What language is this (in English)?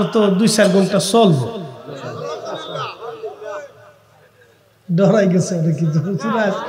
Arabic